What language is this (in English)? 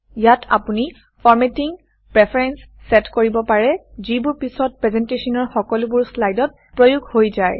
Assamese